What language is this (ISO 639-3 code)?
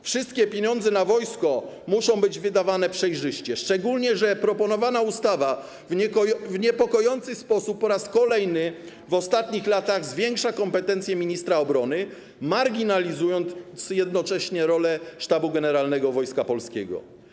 pol